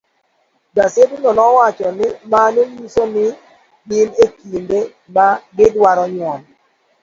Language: Luo (Kenya and Tanzania)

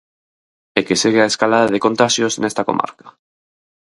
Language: Galician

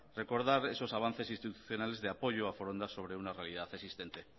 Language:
Spanish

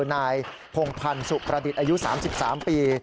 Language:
Thai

